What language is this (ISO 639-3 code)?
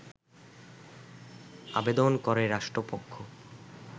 ben